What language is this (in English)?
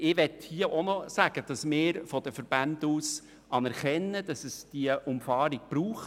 Swiss German